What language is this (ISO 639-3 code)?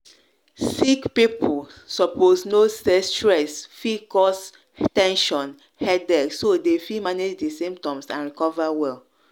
pcm